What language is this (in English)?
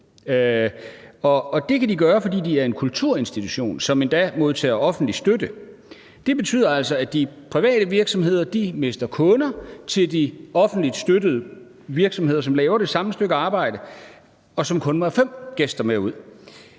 Danish